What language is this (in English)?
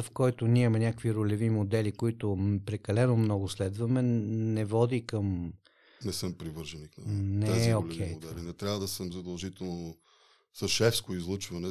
Bulgarian